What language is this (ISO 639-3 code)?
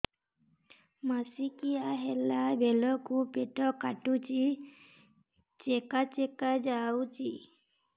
ori